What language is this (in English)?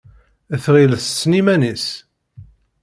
Kabyle